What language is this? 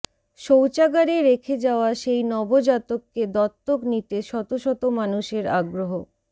Bangla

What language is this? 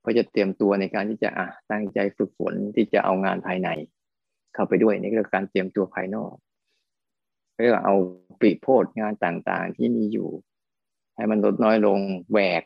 Thai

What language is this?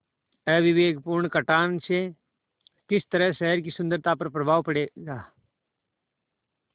Hindi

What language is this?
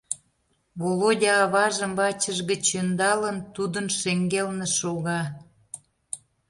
Mari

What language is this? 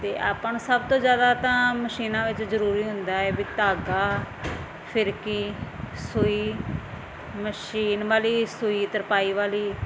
Punjabi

